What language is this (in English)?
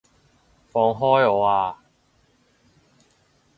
Cantonese